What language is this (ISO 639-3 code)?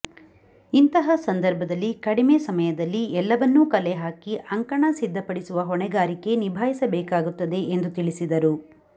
kan